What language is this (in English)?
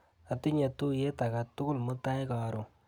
Kalenjin